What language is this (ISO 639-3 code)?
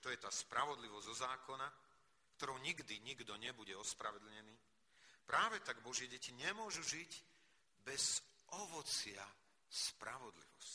slk